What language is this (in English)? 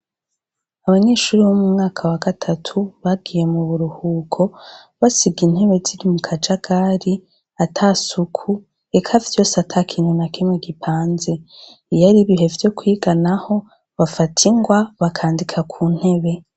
Rundi